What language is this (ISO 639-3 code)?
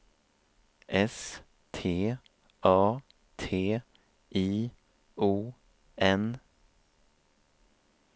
swe